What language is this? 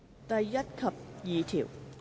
Cantonese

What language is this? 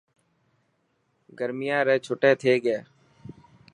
Dhatki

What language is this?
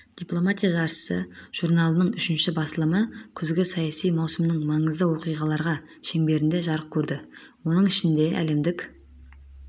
Kazakh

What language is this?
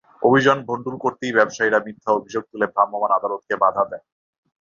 Bangla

